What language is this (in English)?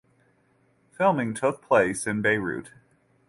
English